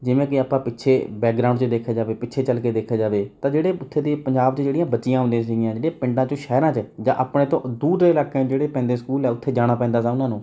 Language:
Punjabi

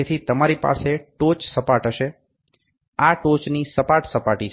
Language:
Gujarati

